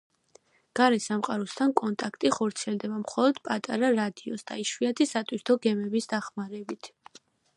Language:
Georgian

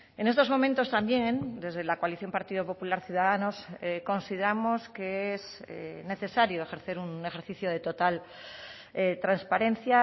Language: Spanish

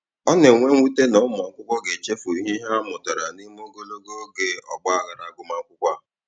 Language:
Igbo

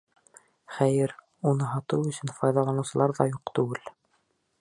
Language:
Bashkir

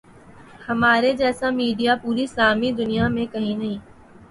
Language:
Urdu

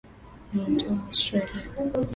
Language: Swahili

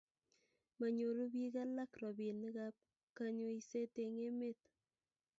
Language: Kalenjin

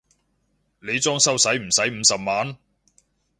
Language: Cantonese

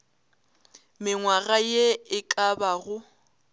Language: Northern Sotho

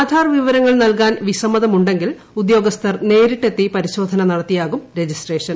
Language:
Malayalam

